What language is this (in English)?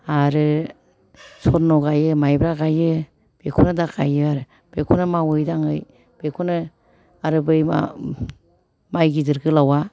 Bodo